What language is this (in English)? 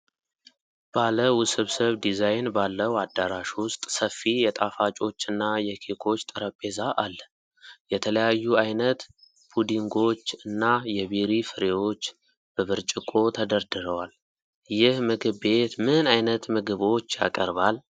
Amharic